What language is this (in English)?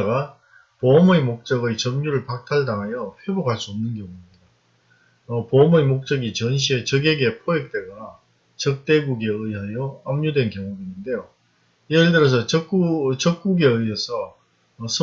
Korean